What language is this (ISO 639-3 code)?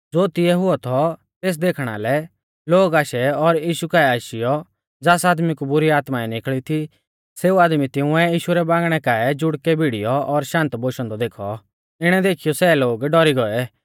bfz